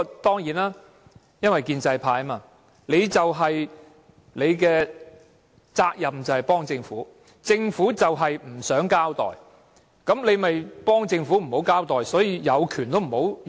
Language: Cantonese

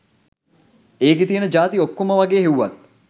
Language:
Sinhala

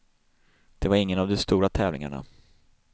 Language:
Swedish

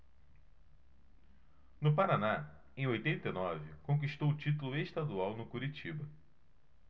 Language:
Portuguese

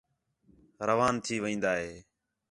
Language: Khetrani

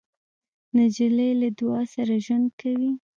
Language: Pashto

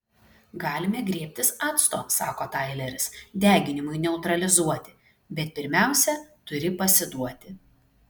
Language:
Lithuanian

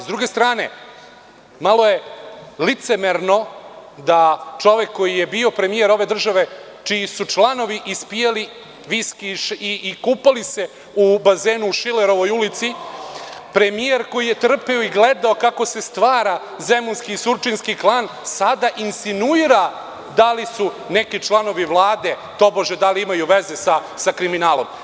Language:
Serbian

